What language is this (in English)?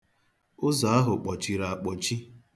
Igbo